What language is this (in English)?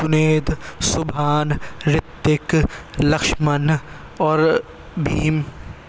Urdu